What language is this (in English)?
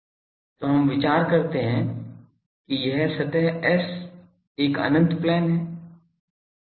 Hindi